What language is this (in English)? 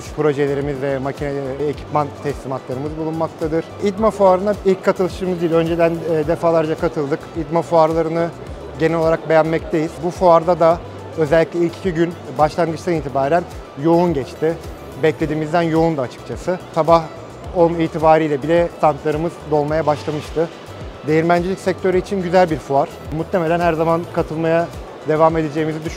Turkish